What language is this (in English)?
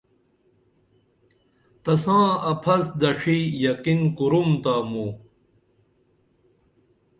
Dameli